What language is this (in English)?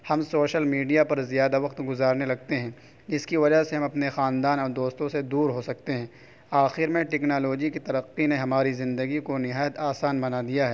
Urdu